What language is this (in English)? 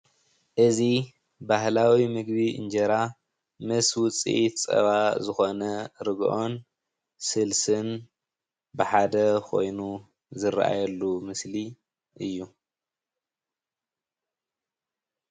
Tigrinya